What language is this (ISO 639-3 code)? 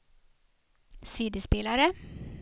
swe